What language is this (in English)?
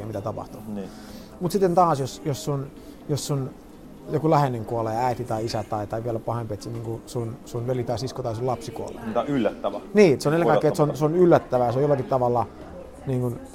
Finnish